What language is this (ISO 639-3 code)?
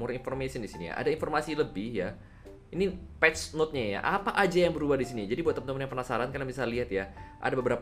ind